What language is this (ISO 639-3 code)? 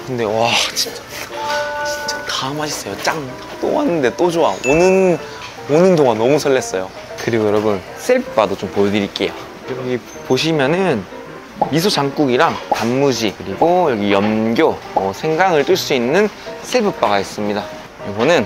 kor